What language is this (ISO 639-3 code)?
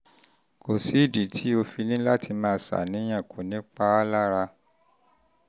yor